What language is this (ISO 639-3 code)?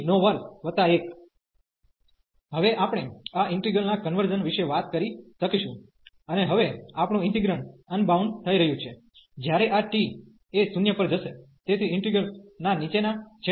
guj